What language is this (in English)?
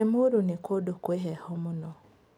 Kikuyu